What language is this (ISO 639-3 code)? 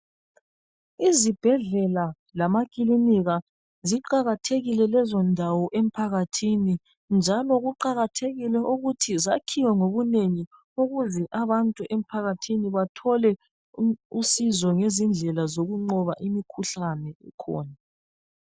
nde